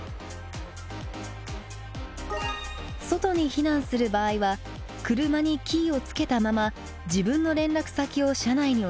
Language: Japanese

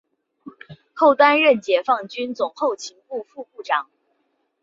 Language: Chinese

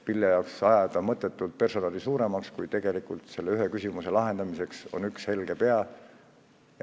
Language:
Estonian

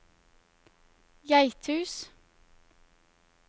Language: Norwegian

